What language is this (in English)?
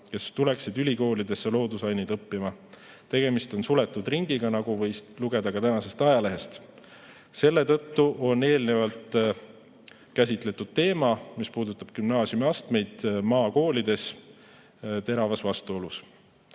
Estonian